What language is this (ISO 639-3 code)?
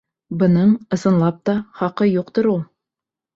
bak